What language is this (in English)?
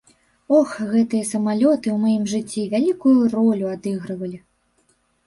Belarusian